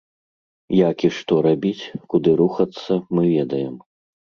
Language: Belarusian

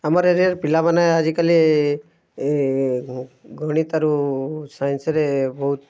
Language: Odia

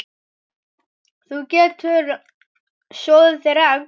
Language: Icelandic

